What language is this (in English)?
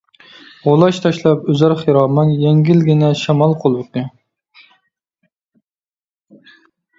Uyghur